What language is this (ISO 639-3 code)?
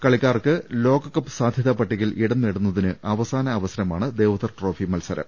mal